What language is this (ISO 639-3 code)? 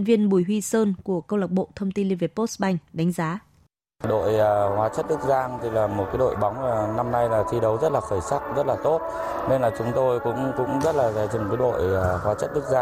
vie